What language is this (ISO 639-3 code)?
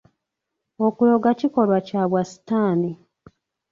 lug